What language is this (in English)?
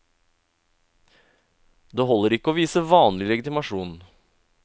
Norwegian